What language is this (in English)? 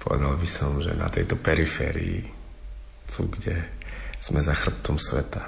Slovak